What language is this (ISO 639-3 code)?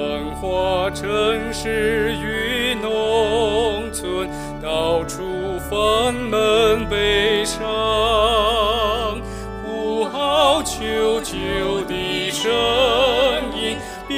zho